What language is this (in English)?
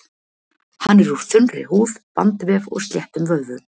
Icelandic